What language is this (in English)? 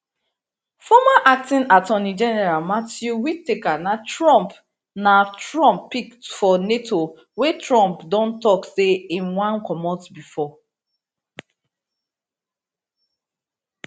Nigerian Pidgin